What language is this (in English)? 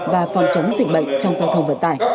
Vietnamese